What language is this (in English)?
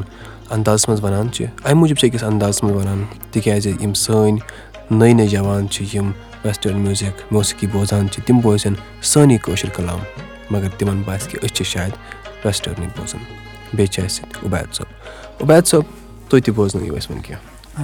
Urdu